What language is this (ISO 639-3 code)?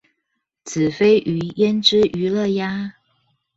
zho